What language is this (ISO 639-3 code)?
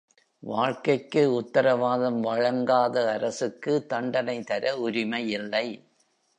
tam